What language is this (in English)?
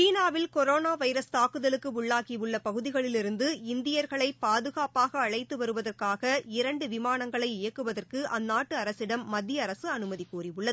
Tamil